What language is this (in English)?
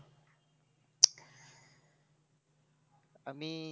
Bangla